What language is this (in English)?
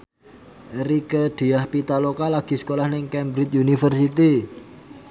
Javanese